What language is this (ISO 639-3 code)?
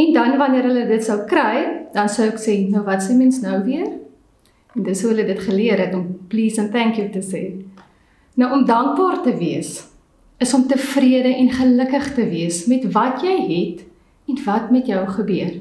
nld